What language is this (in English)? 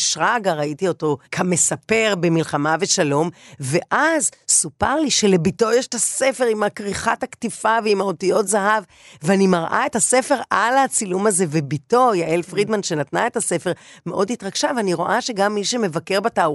Hebrew